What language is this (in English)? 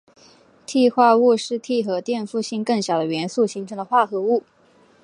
Chinese